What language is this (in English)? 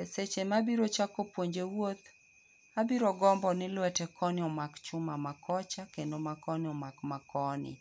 Luo (Kenya and Tanzania)